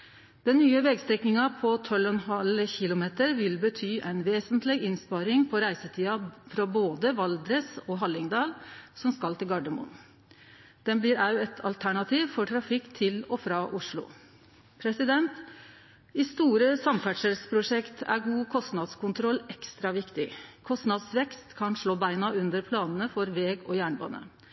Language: Norwegian Nynorsk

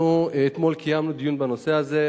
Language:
Hebrew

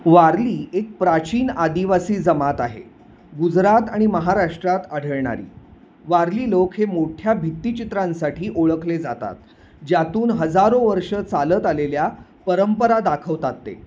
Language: Marathi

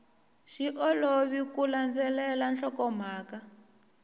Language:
Tsonga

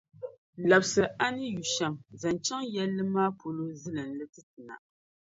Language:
Dagbani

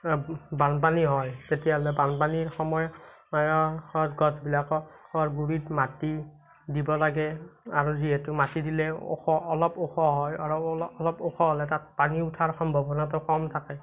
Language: Assamese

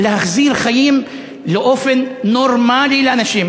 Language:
Hebrew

